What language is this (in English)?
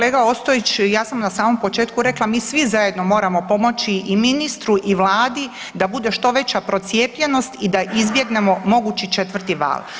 Croatian